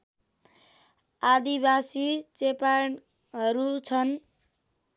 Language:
Nepali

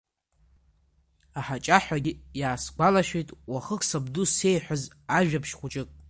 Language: Abkhazian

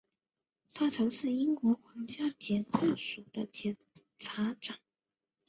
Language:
Chinese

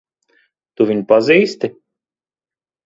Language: Latvian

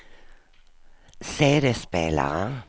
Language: Swedish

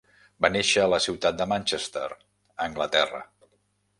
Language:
Catalan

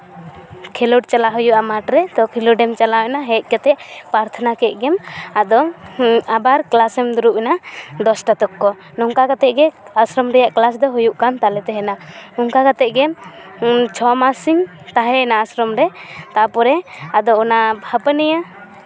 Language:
Santali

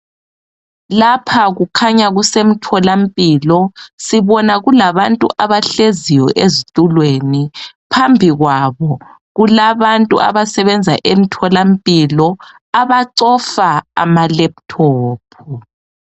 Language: North Ndebele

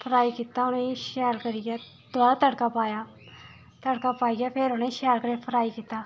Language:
Dogri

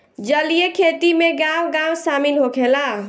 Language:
Bhojpuri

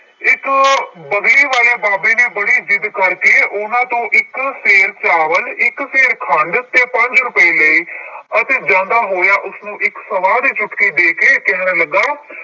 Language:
Punjabi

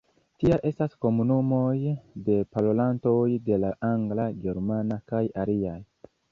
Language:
Esperanto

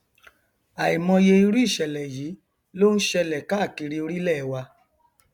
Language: Yoruba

